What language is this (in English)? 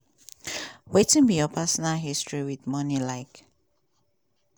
Nigerian Pidgin